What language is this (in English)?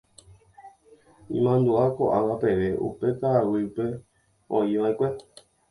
Guarani